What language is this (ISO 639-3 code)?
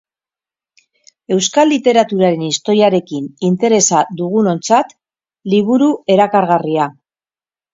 eus